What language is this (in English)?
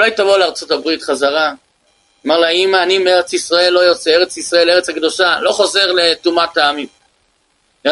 Hebrew